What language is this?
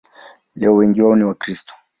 Swahili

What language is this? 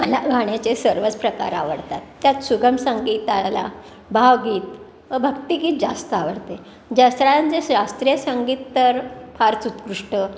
Marathi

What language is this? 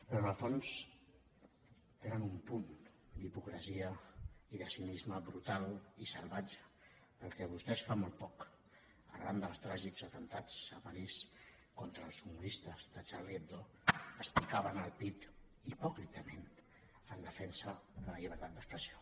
Catalan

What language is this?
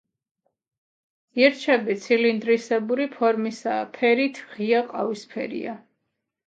Georgian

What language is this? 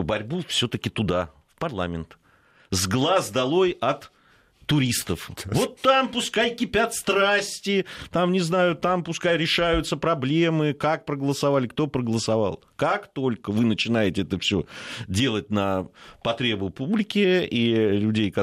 Russian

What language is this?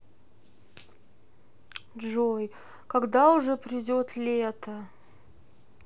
Russian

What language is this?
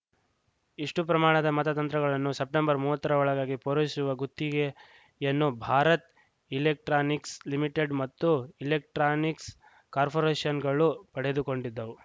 Kannada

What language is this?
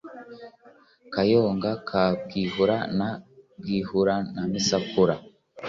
Kinyarwanda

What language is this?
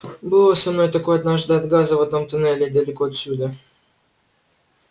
Russian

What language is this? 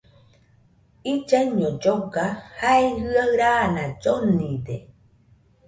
Nüpode Huitoto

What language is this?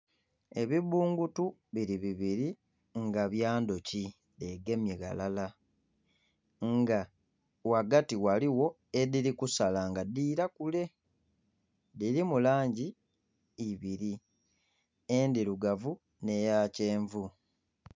Soga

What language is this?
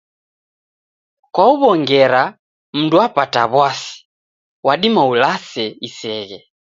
Taita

